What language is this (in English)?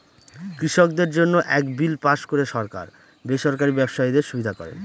Bangla